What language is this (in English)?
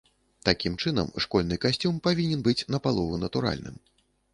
Belarusian